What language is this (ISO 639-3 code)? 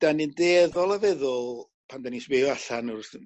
cym